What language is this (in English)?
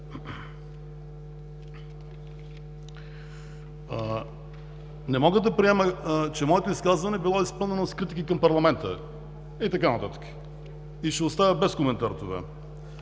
Bulgarian